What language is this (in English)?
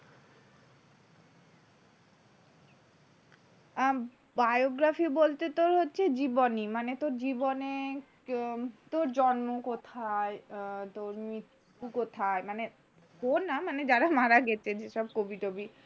Bangla